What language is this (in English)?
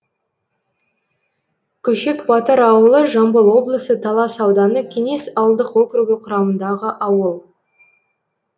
Kazakh